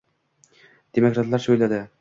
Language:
Uzbek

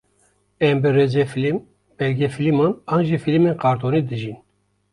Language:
Kurdish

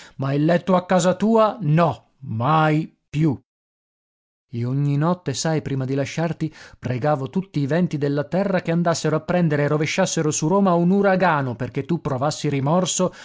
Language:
Italian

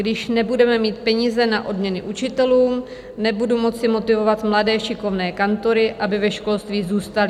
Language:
Czech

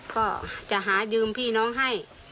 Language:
Thai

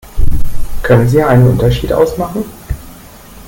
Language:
German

